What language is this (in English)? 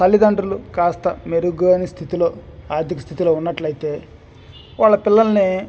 Telugu